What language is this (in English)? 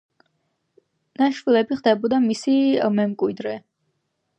Georgian